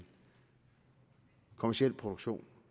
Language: Danish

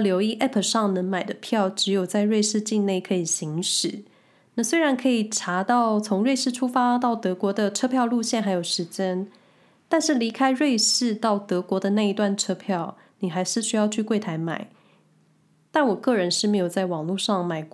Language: Chinese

